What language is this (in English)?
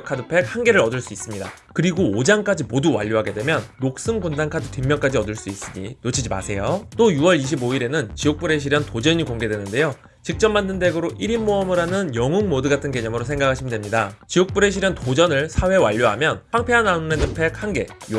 Korean